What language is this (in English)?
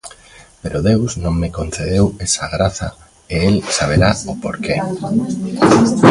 Galician